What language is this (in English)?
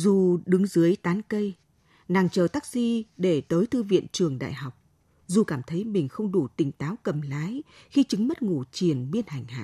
Vietnamese